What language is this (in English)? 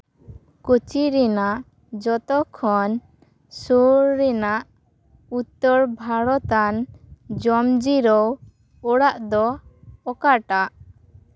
Santali